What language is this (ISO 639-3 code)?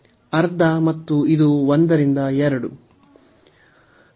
kan